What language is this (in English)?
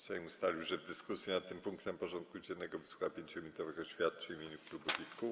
Polish